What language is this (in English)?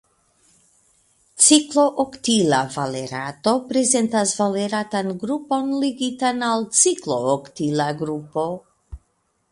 Esperanto